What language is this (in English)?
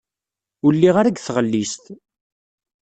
Kabyle